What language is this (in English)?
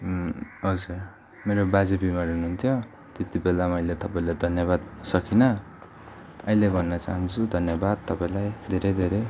Nepali